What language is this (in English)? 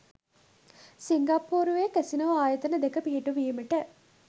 Sinhala